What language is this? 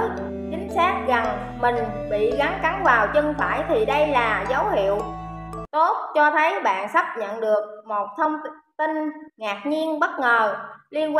Vietnamese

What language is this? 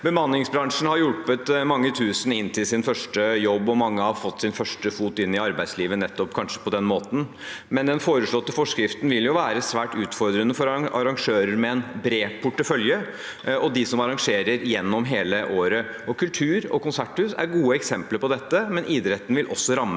Norwegian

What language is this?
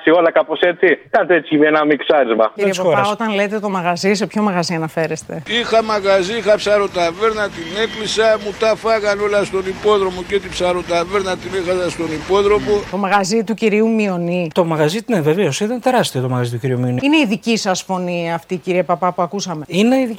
Greek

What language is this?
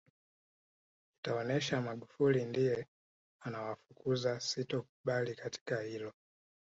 Swahili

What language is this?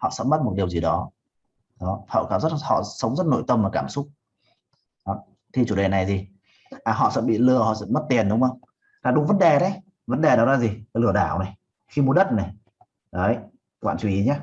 Vietnamese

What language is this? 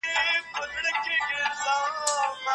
Pashto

